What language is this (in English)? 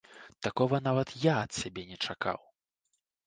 Belarusian